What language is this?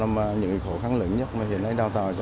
Vietnamese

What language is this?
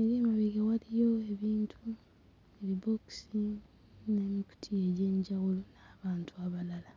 Ganda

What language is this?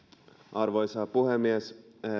Finnish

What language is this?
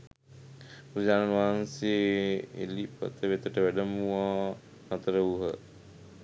Sinhala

